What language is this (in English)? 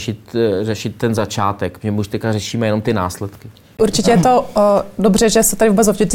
Czech